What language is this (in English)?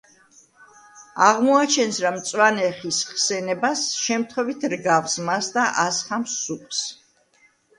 Georgian